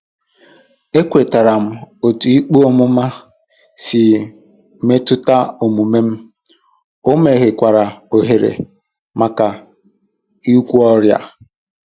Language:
Igbo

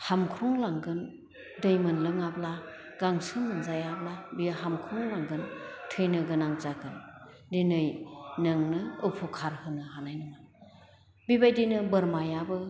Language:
Bodo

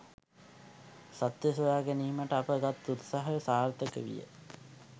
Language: Sinhala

